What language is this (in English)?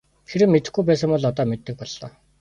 Mongolian